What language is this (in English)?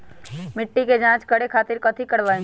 Magahi